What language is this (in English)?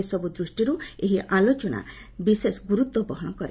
Odia